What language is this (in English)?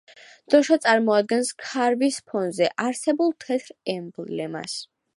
Georgian